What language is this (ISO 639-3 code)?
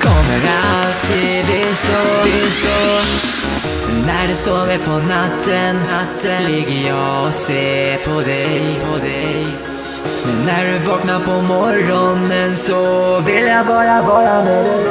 nor